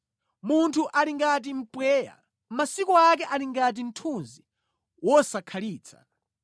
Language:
Nyanja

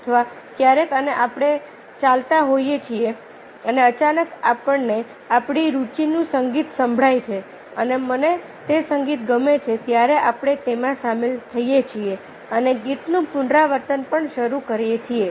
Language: Gujarati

